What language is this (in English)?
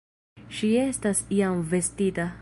Esperanto